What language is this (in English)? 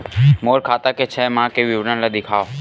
Chhattisgarhi